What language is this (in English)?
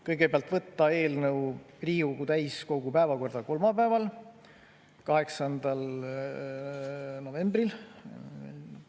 Estonian